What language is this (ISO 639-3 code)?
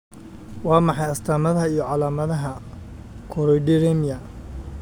som